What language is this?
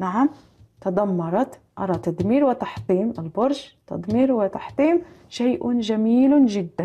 Arabic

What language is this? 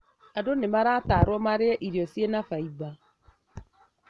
Kikuyu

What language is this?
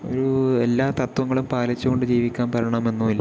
Malayalam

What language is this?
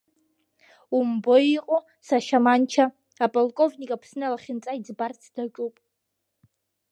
Abkhazian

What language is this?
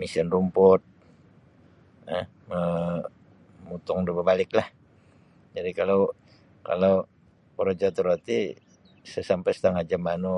Sabah Bisaya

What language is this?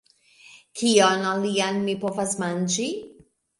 Esperanto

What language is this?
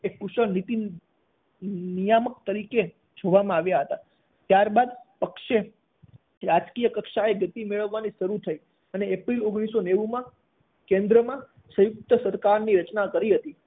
Gujarati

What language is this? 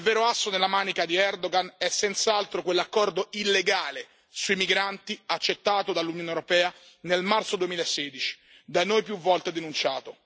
Italian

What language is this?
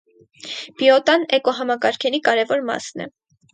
Armenian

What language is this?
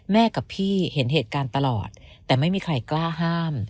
Thai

